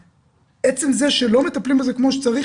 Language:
Hebrew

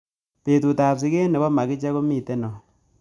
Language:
Kalenjin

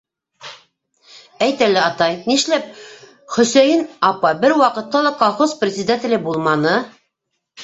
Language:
Bashkir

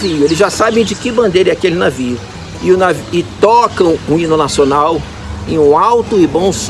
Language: Portuguese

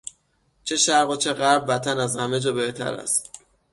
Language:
Persian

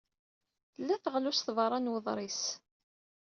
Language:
Kabyle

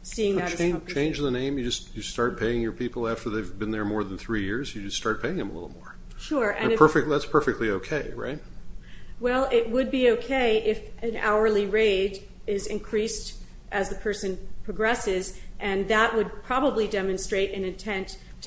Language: English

